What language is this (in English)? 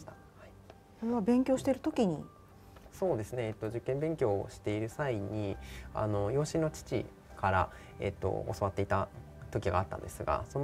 Japanese